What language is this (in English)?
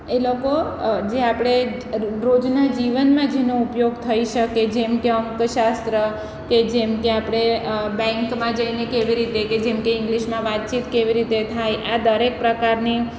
Gujarati